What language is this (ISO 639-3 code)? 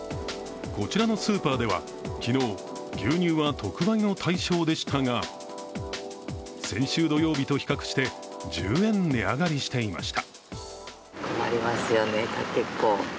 jpn